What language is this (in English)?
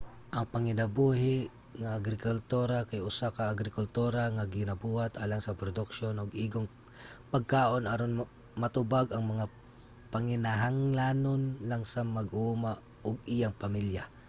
Cebuano